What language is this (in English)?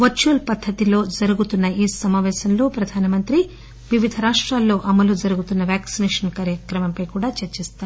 Telugu